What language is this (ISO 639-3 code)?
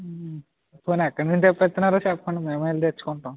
tel